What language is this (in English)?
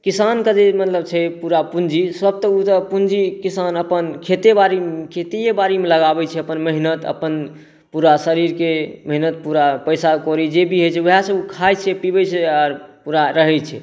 Maithili